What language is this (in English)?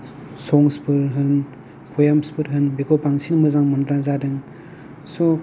Bodo